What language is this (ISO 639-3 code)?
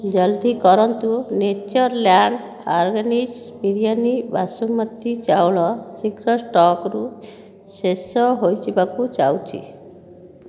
ori